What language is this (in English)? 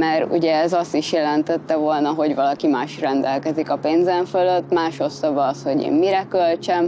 Hungarian